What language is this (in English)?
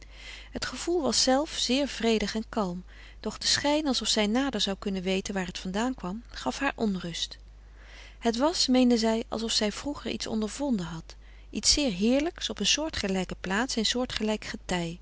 Dutch